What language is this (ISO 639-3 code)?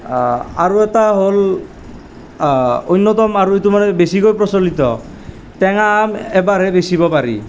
asm